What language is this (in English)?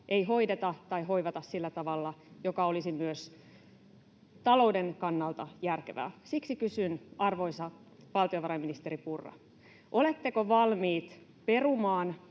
Finnish